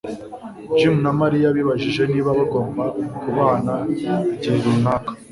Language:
Kinyarwanda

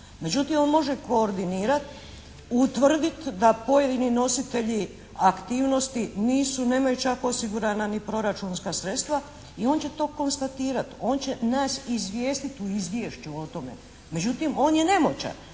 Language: Croatian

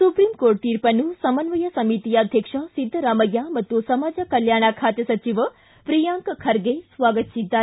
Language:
Kannada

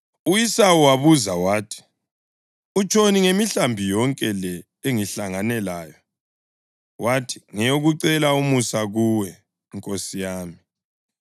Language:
North Ndebele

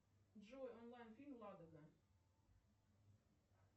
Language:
Russian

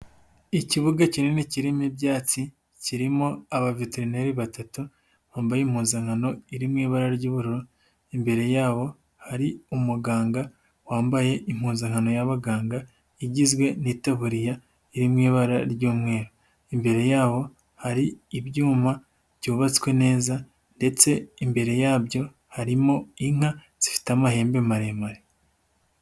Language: Kinyarwanda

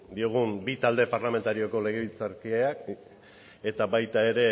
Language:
Basque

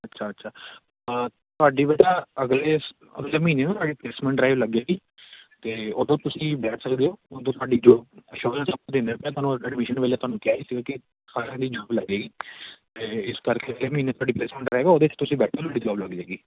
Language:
Punjabi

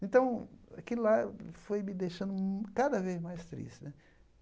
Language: Portuguese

